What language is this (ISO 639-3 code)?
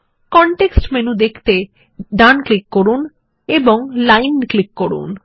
ben